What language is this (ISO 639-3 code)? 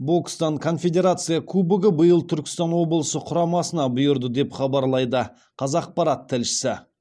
kaz